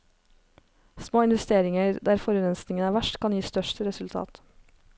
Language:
Norwegian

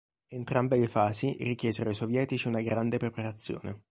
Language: Italian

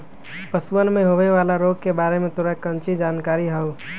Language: Magahi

